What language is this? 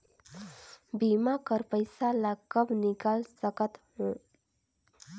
Chhattisgarhi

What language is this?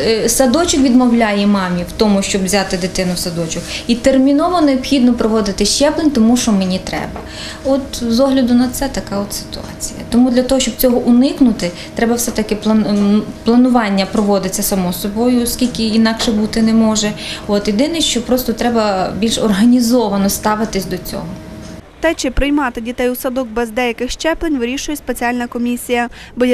Ukrainian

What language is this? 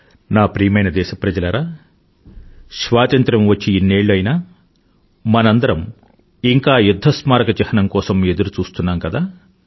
Telugu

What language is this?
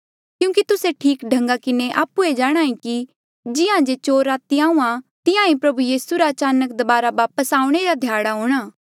Mandeali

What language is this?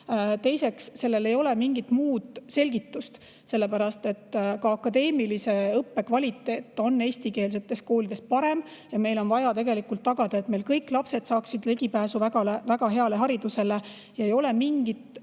Estonian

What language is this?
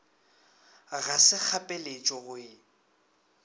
Northern Sotho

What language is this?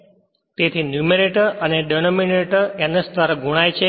Gujarati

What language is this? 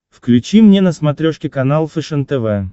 Russian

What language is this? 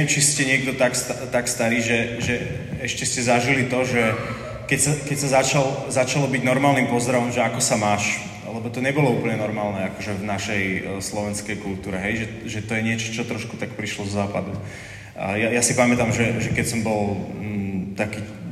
Slovak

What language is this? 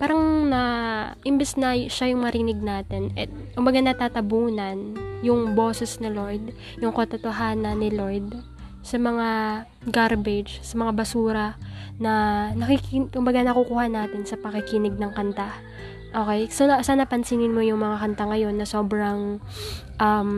Filipino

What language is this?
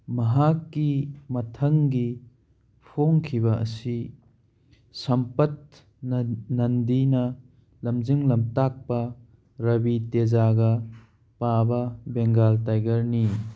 Manipuri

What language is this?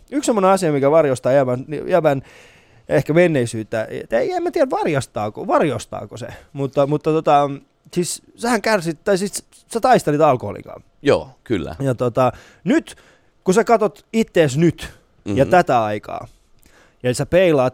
Finnish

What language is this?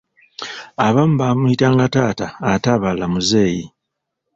Ganda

